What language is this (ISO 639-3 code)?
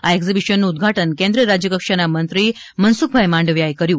guj